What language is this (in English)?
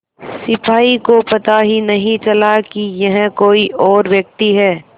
Hindi